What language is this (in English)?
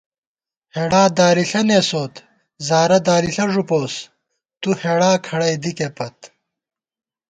Gawar-Bati